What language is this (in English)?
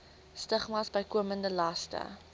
Afrikaans